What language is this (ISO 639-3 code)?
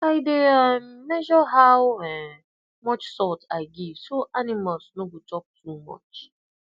pcm